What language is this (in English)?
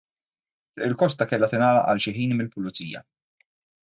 Maltese